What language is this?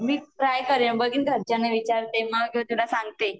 Marathi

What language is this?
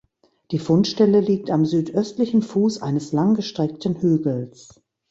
German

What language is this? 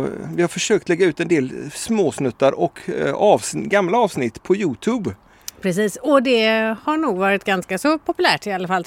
Swedish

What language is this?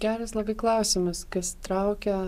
Lithuanian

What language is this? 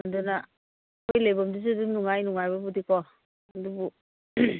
Manipuri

